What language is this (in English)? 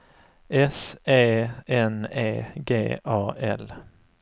Swedish